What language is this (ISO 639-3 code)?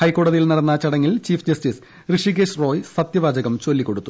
mal